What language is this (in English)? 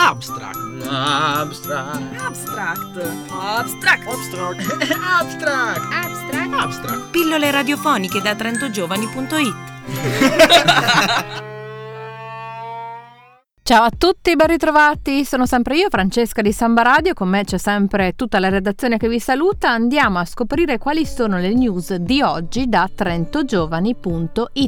Italian